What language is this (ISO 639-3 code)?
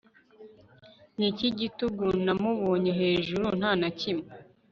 kin